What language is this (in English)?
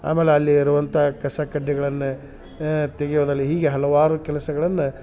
Kannada